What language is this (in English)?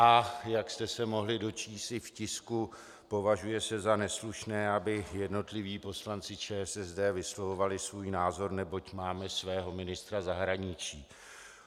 Czech